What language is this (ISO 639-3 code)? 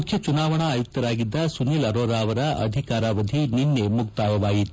kan